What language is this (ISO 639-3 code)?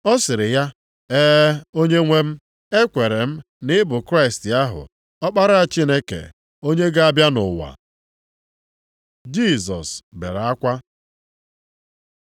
ibo